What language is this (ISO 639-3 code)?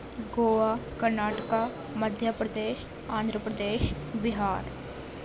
urd